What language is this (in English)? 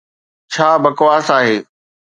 Sindhi